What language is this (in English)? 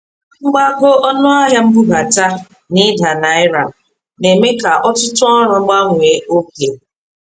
Igbo